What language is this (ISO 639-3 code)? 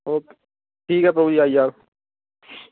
doi